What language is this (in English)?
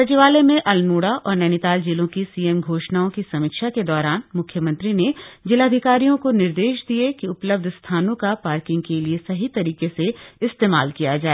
Hindi